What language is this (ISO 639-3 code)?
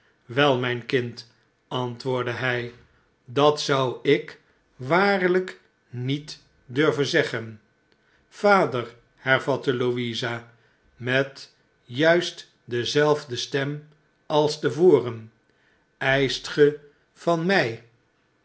nld